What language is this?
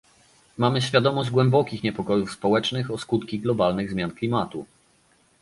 Polish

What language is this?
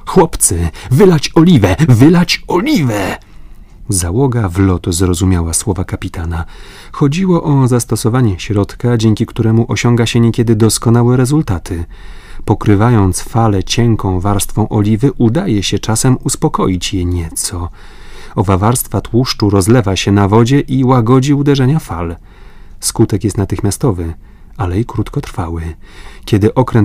Polish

